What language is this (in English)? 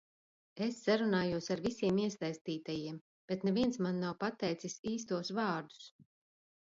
Latvian